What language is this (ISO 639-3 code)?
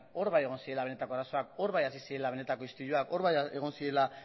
eus